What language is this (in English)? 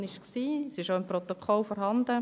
Swiss German